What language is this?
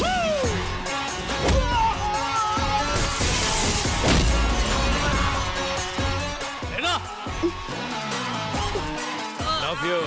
Hindi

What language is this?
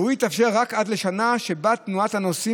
Hebrew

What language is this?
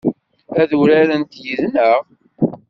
Kabyle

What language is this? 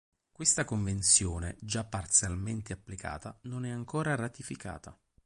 Italian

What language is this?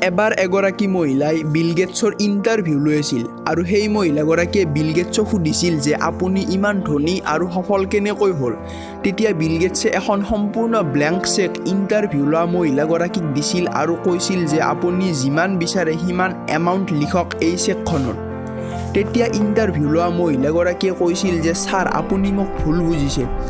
Bangla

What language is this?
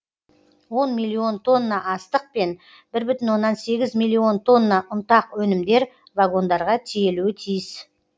Kazakh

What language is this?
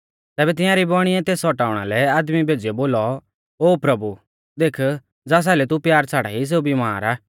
Mahasu Pahari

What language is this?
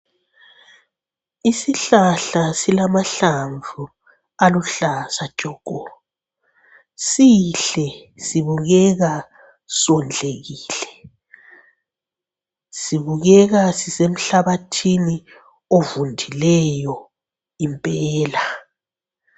North Ndebele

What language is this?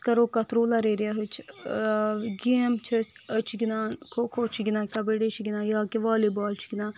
Kashmiri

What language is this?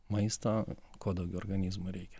Lithuanian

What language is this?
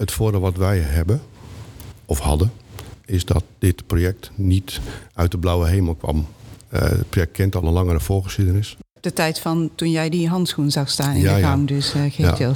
Dutch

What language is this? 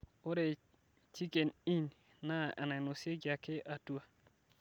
Masai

